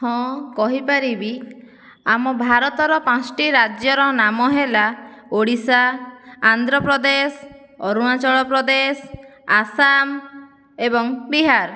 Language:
Odia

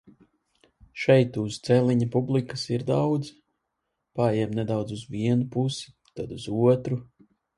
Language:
Latvian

